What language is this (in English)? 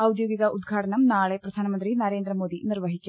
Malayalam